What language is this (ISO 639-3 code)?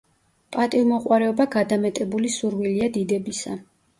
kat